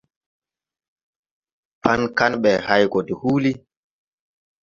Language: Tupuri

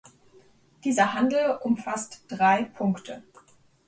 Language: German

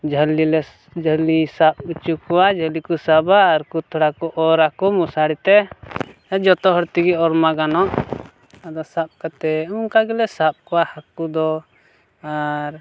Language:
Santali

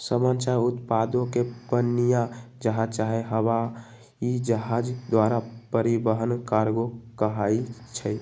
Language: Magahi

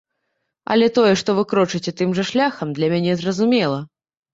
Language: Belarusian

